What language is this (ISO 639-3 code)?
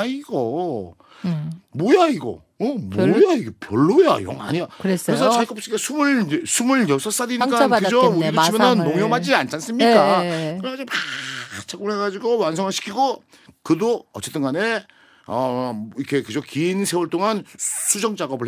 kor